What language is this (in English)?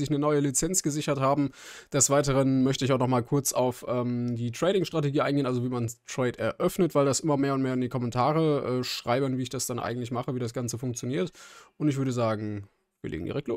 German